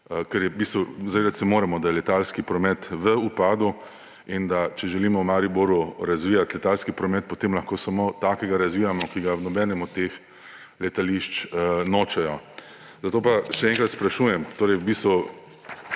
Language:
Slovenian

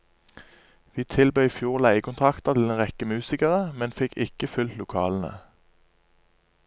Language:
Norwegian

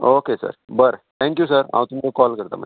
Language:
Konkani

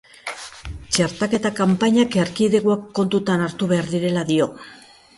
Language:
Basque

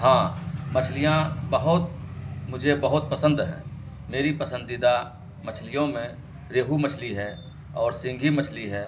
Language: Urdu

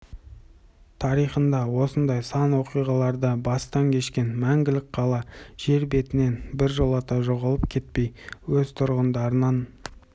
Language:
Kazakh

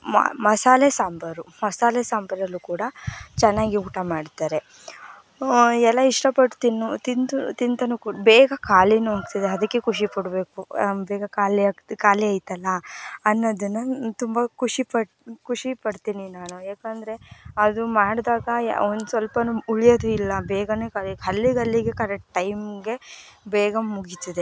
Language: Kannada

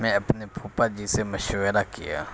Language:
Urdu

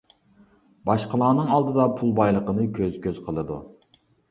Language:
Uyghur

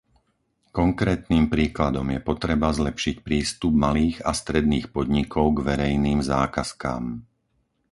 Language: Slovak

